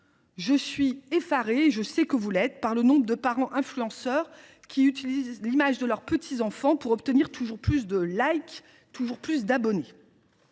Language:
French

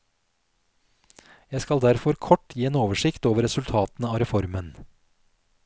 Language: Norwegian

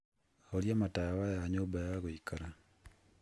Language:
Kikuyu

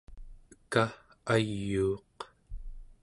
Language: Central Yupik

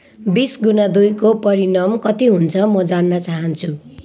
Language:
Nepali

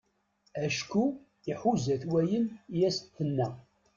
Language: Kabyle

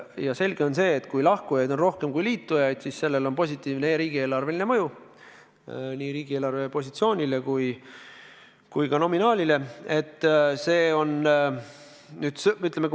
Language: Estonian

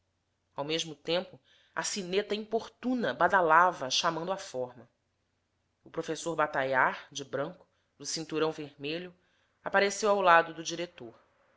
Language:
Portuguese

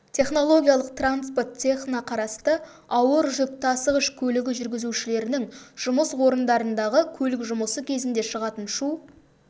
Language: Kazakh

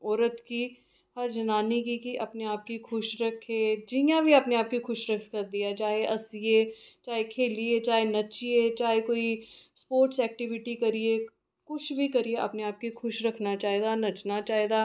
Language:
Dogri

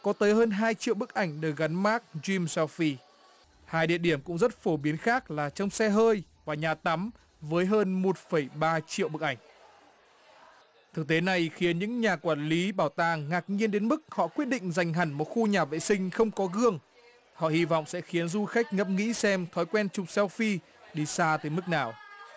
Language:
Vietnamese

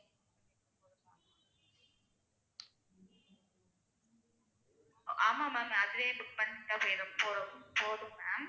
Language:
Tamil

